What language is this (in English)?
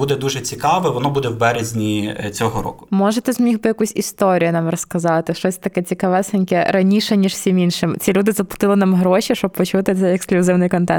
Ukrainian